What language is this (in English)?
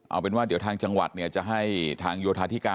Thai